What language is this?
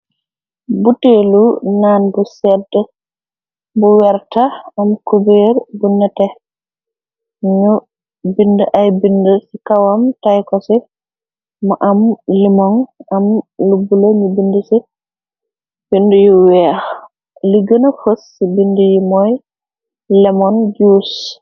Wolof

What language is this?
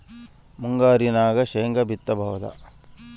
Kannada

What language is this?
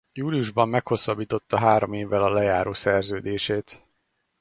Hungarian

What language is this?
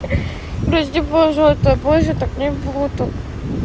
Russian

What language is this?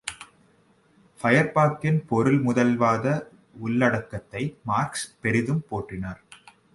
Tamil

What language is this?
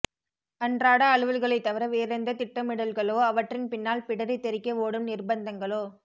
Tamil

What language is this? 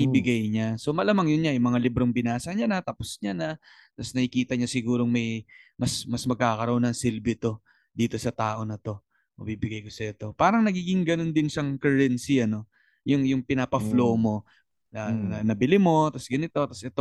Filipino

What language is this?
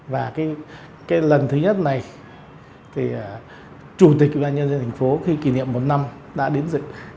Vietnamese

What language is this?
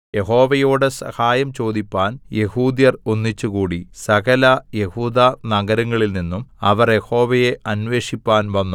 Malayalam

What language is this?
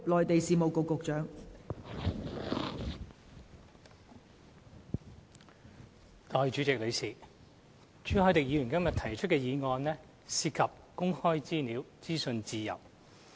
Cantonese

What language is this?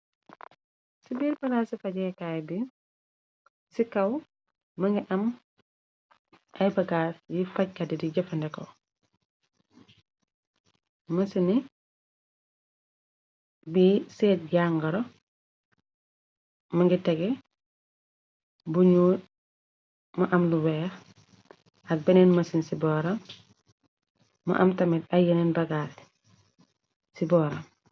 Wolof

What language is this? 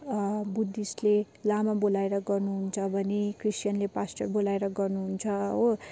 Nepali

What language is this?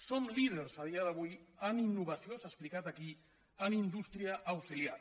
Catalan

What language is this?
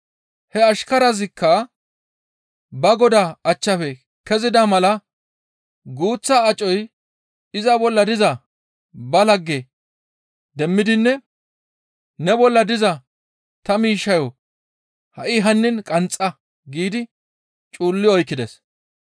Gamo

